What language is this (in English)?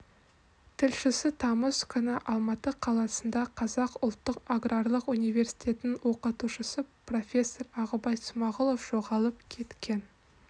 Kazakh